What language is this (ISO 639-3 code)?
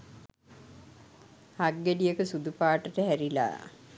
sin